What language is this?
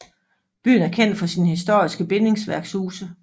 Danish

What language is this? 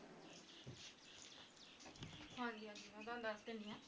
Punjabi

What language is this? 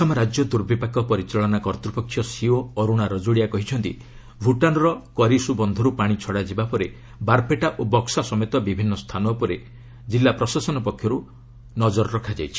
Odia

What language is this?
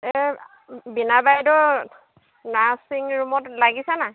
Assamese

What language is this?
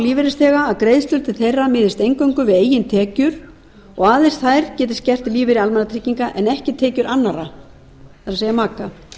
Icelandic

